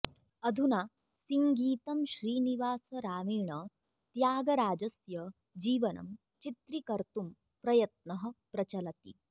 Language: Sanskrit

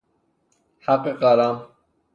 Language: Persian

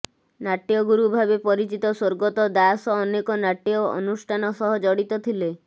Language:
Odia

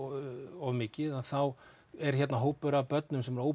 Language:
Icelandic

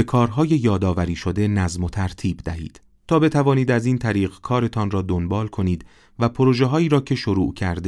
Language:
Persian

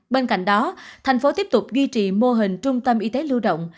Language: Vietnamese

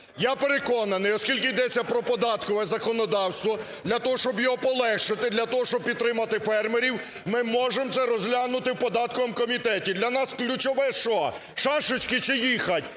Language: Ukrainian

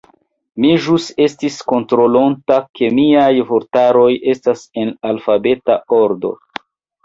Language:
Esperanto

